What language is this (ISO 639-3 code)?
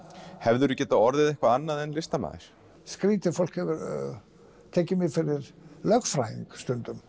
isl